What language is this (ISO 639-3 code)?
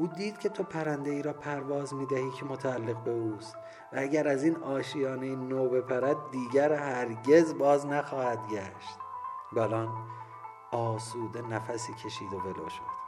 fas